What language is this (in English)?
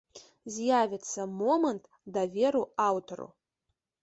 Belarusian